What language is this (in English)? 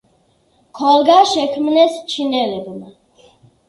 Georgian